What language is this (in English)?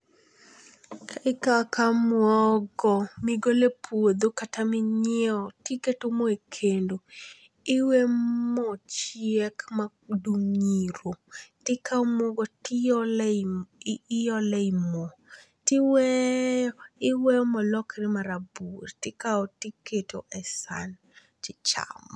Luo (Kenya and Tanzania)